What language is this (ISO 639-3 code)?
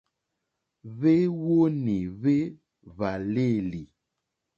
bri